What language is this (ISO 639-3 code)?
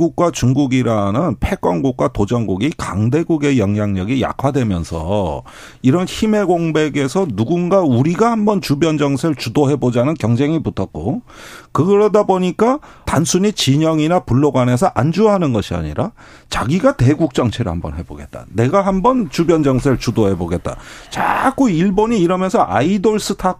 kor